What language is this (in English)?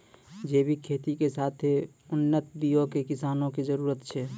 Maithili